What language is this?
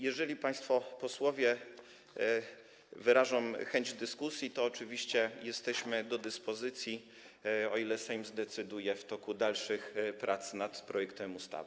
Polish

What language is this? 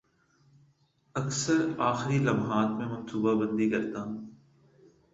Urdu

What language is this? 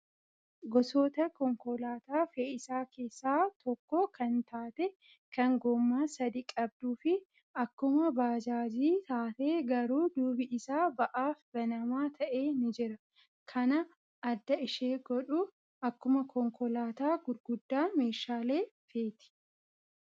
Oromo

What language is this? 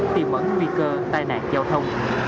Vietnamese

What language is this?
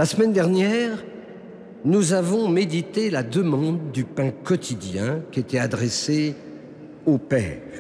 French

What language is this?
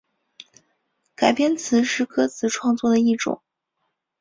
Chinese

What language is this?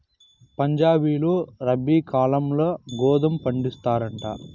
Telugu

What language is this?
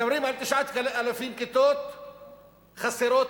Hebrew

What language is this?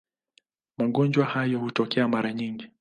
Swahili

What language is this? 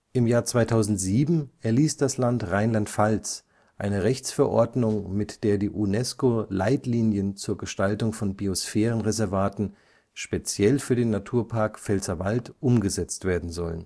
German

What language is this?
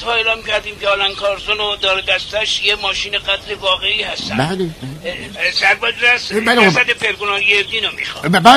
Persian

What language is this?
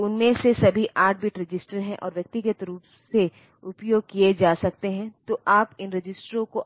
Hindi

